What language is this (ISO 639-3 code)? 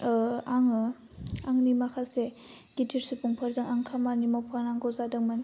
brx